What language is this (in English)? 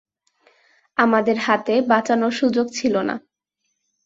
Bangla